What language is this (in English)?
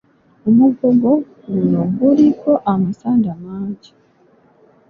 Ganda